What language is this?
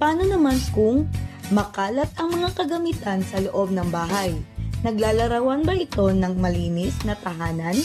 Filipino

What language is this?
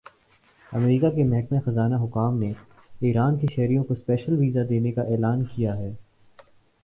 Urdu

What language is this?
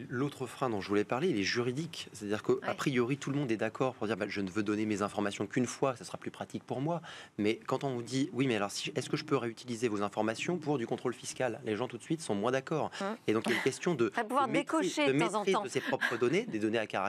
French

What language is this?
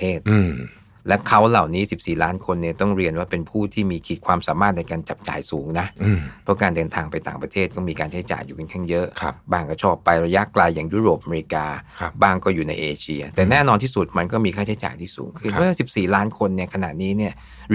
Thai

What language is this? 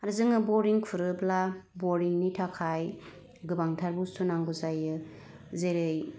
Bodo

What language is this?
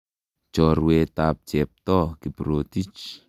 Kalenjin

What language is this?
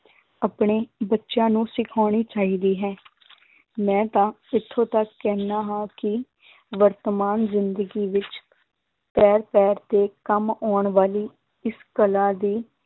Punjabi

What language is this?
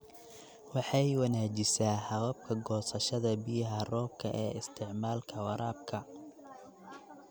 Somali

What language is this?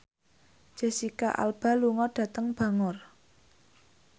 Javanese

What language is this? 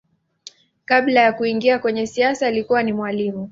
Swahili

